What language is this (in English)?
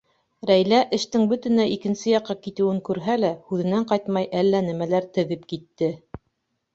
Bashkir